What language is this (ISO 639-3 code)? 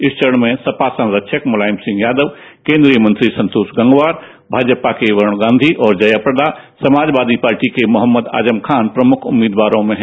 hin